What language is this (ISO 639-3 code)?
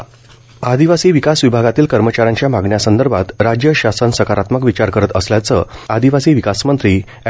mar